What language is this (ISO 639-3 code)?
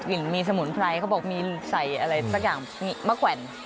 tha